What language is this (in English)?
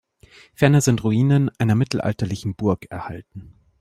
German